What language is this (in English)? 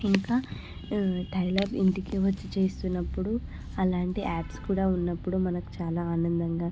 Telugu